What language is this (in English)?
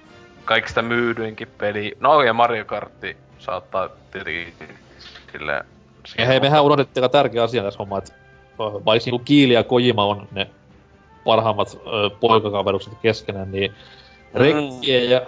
Finnish